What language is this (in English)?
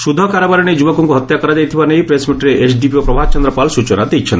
Odia